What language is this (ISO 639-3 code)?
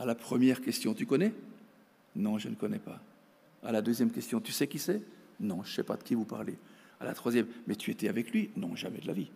fra